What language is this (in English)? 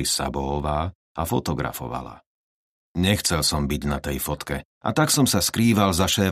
Slovak